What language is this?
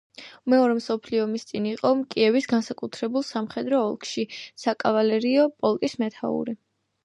Georgian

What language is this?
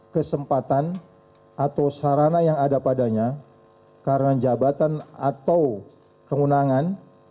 Indonesian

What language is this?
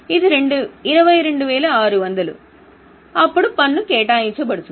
Telugu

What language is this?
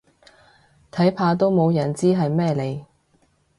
Cantonese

